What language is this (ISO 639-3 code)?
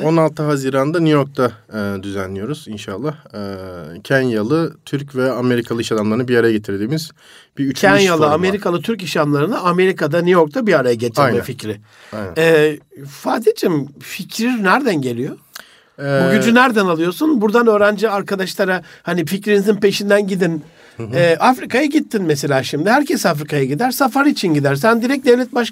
tur